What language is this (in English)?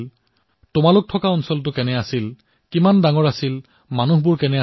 Assamese